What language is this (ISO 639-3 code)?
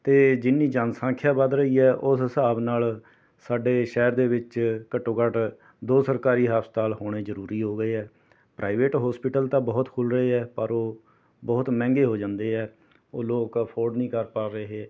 pan